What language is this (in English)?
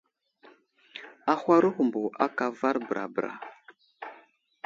Wuzlam